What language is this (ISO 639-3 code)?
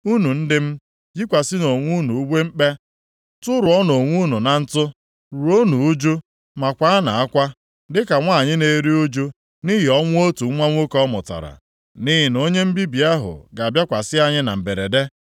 ibo